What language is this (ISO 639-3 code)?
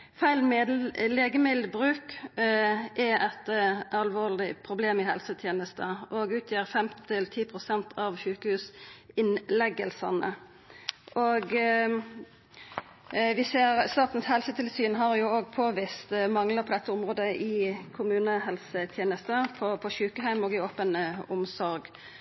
nno